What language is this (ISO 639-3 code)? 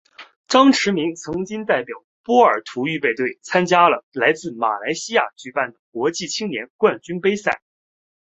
zho